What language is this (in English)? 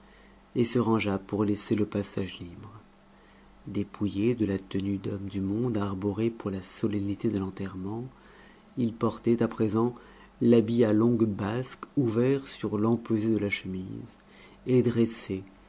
French